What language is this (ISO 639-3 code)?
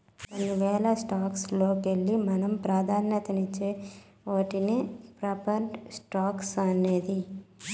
tel